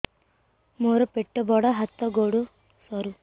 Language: Odia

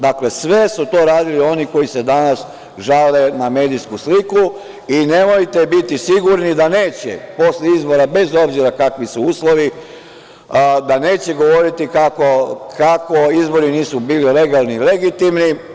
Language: Serbian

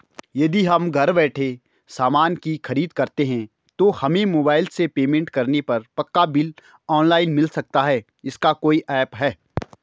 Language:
Hindi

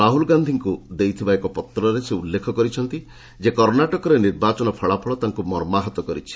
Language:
Odia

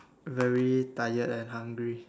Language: English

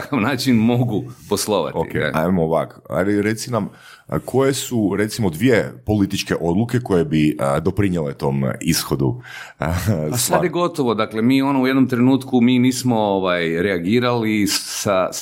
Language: Croatian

